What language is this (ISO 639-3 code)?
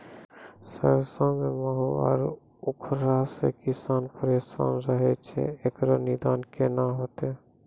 mai